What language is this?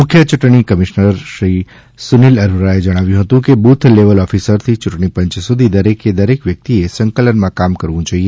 Gujarati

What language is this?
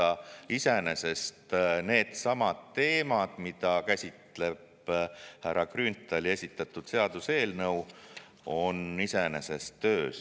Estonian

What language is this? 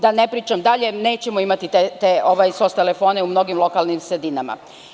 Serbian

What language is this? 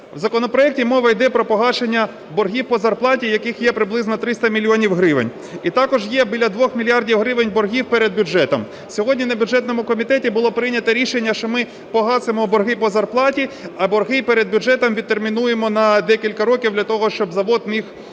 Ukrainian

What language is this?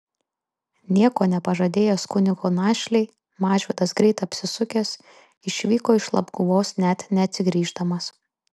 Lithuanian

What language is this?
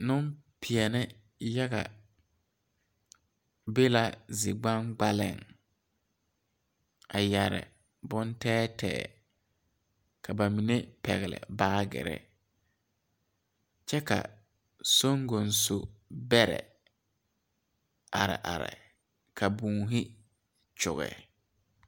Southern Dagaare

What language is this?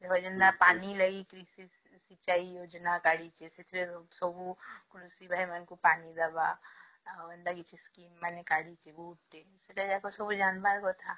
Odia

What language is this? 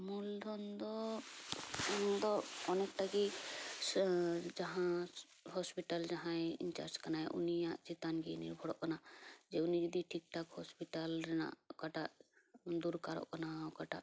Santali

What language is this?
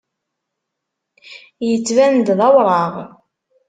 Kabyle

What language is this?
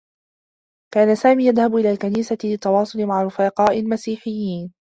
Arabic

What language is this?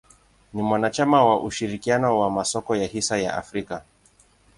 Swahili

